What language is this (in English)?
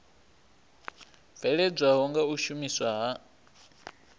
Venda